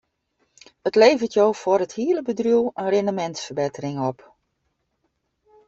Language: Western Frisian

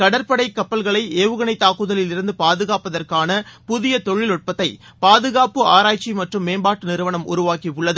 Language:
Tamil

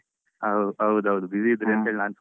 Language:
Kannada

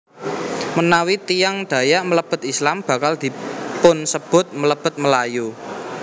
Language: Javanese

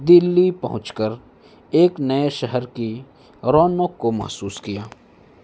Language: Urdu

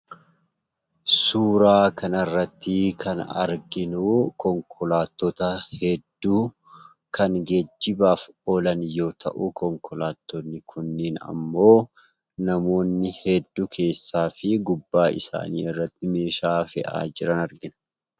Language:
Oromo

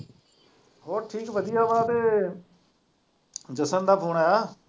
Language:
Punjabi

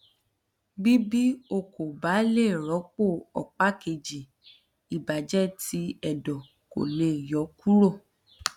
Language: Yoruba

